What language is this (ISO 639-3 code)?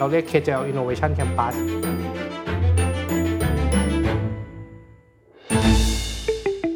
tha